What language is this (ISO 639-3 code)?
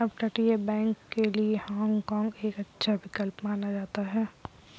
hin